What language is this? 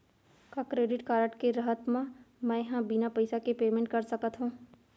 Chhattisgarhi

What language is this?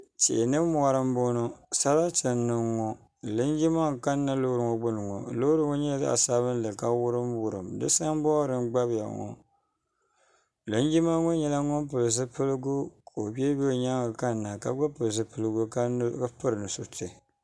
Dagbani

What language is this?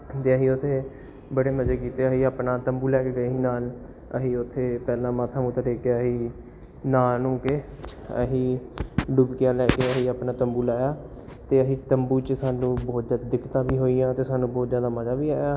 Punjabi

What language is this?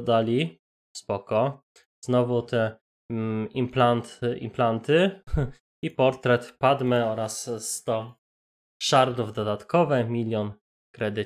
Polish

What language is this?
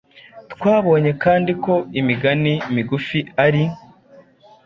Kinyarwanda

